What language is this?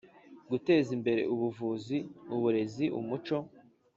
Kinyarwanda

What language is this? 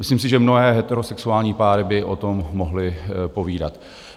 Czech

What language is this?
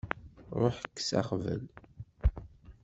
Kabyle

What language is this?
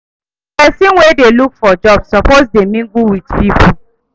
Nigerian Pidgin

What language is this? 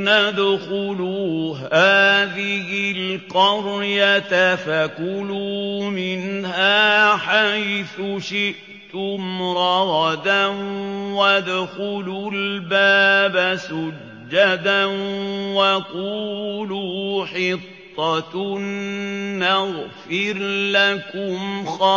Arabic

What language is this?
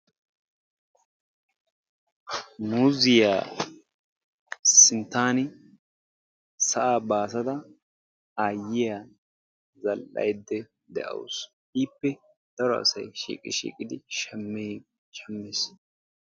Wolaytta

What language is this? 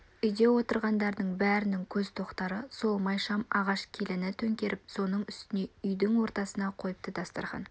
Kazakh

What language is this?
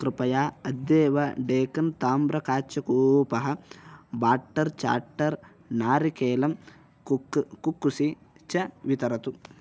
Sanskrit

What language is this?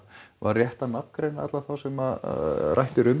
Icelandic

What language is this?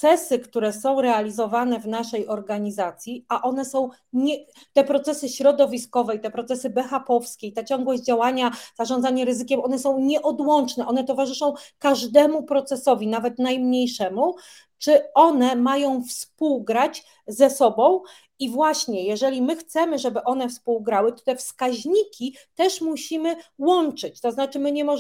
Polish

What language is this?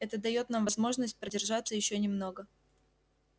Russian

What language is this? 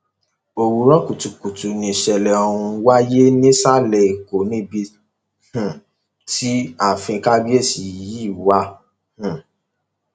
Yoruba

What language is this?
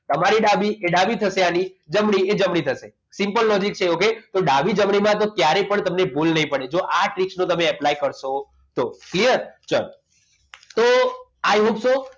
Gujarati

